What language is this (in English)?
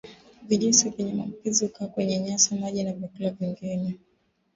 Swahili